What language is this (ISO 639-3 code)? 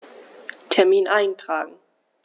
deu